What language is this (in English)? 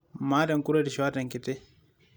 Masai